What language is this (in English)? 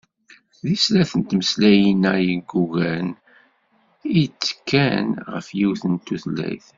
Kabyle